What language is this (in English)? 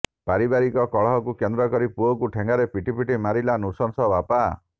Odia